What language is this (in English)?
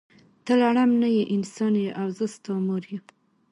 Pashto